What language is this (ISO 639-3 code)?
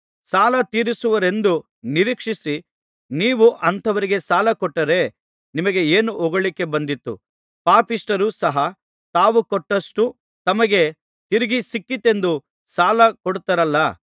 kan